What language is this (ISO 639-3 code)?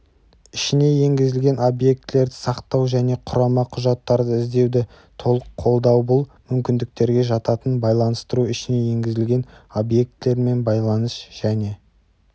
kaz